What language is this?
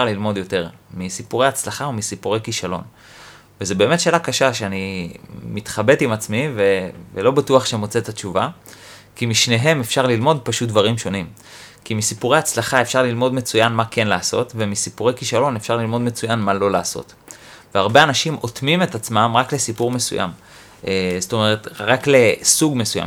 Hebrew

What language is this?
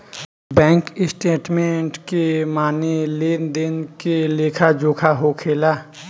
Bhojpuri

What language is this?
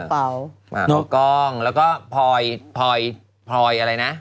Thai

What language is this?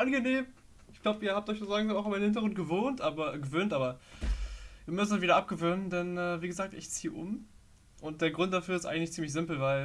German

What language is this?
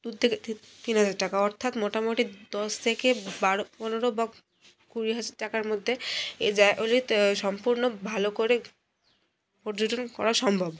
Bangla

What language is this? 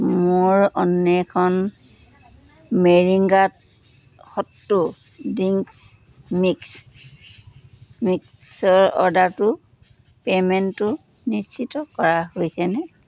Assamese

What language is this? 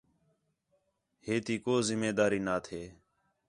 Khetrani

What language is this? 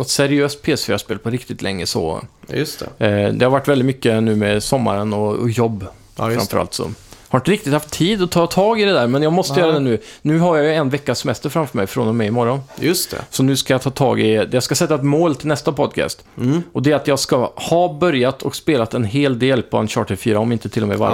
Swedish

